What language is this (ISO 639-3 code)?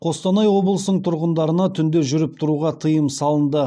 kaz